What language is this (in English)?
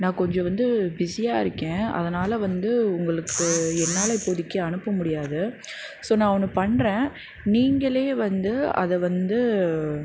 Tamil